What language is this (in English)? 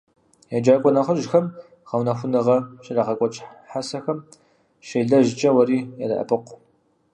Kabardian